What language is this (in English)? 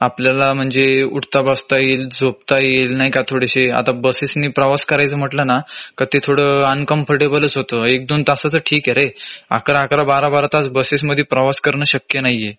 Marathi